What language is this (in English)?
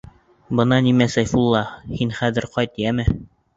Bashkir